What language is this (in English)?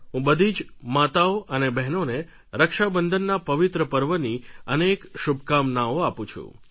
Gujarati